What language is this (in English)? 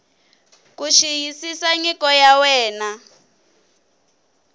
Tsonga